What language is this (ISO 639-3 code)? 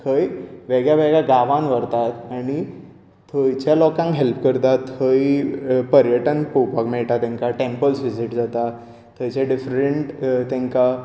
kok